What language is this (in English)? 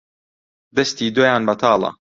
Central Kurdish